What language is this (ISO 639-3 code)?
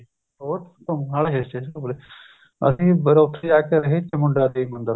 pan